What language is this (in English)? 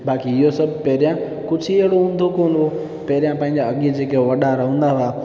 Sindhi